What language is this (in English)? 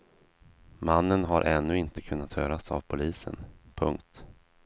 Swedish